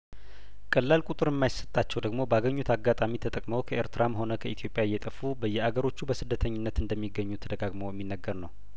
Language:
Amharic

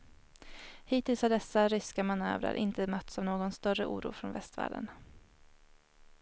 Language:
Swedish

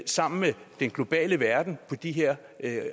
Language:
Danish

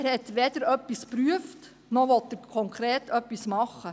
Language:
Swiss German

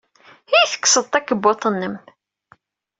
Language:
Kabyle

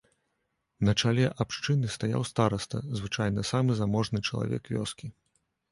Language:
Belarusian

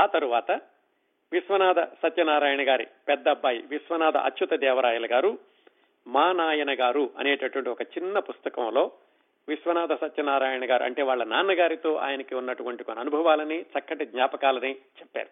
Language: Telugu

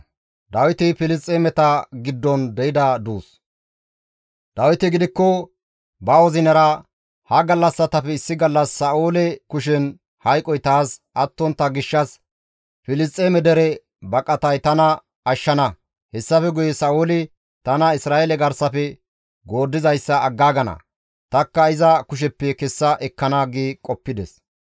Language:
Gamo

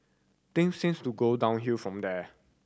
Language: English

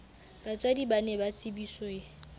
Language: Southern Sotho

